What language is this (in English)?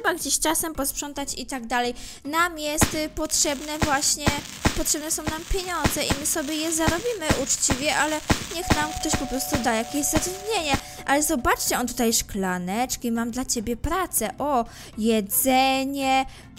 Polish